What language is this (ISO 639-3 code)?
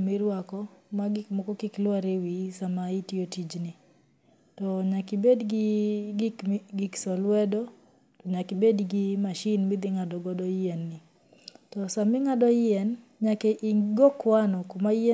luo